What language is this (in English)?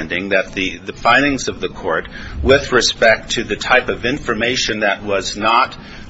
English